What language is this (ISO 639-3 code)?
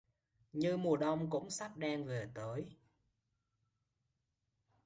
vie